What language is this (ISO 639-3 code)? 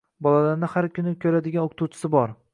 uzb